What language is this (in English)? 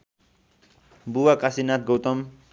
Nepali